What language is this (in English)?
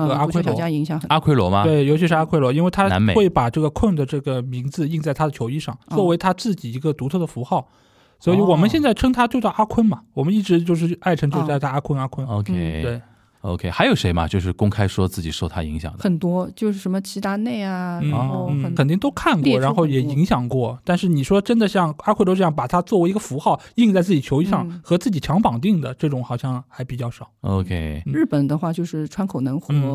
Chinese